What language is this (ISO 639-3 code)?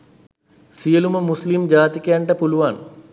sin